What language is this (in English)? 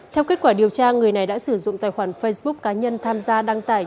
Vietnamese